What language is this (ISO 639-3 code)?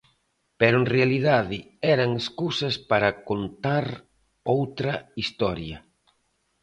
glg